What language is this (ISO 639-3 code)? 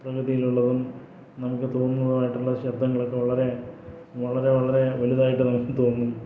mal